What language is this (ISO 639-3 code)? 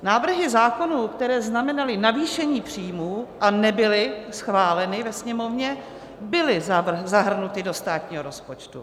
ces